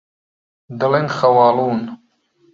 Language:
Central Kurdish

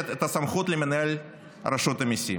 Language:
Hebrew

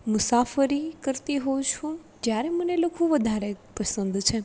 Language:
Gujarati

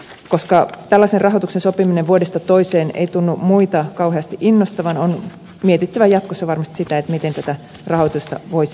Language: Finnish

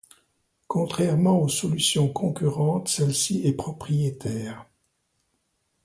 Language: French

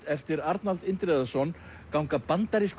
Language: Icelandic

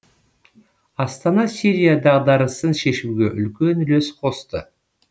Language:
Kazakh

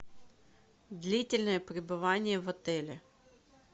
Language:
Russian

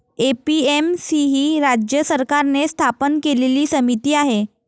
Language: Marathi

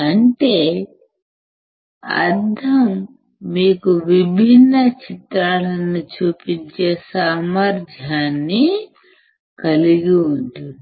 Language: Telugu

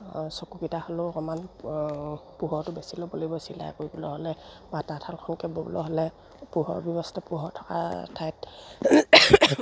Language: Assamese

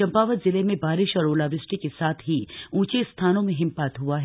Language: Hindi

